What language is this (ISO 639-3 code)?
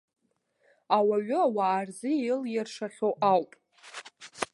abk